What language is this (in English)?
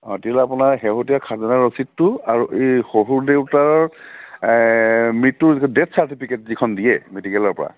Assamese